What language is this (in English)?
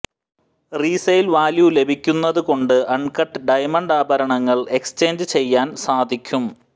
Malayalam